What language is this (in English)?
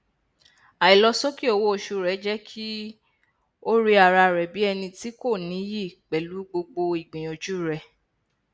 Yoruba